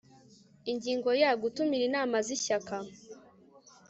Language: Kinyarwanda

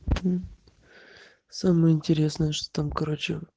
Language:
Russian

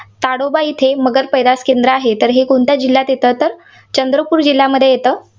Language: Marathi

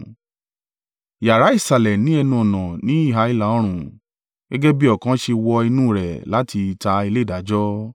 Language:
Yoruba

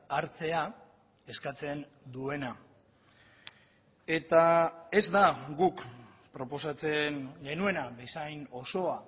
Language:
Basque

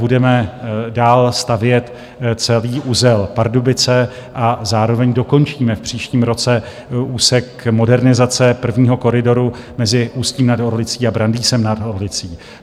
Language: Czech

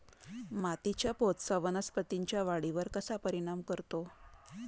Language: Marathi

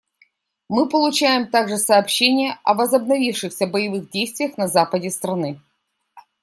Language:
Russian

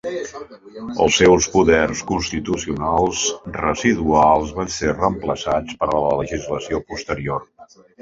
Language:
Catalan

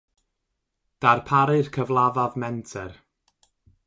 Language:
Welsh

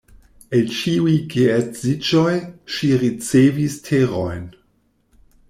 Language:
Esperanto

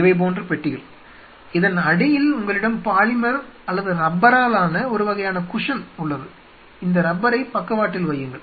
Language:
Tamil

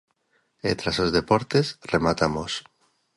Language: Galician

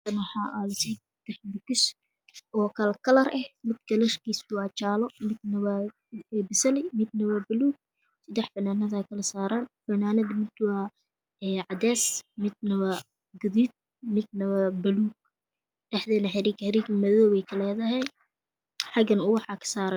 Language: Somali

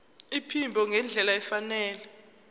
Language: Zulu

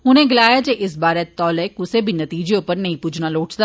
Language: Dogri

